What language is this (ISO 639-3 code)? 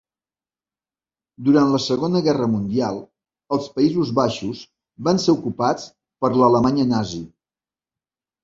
cat